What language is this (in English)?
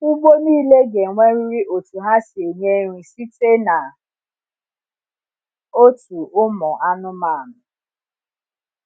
Igbo